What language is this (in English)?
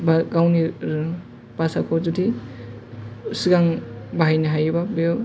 Bodo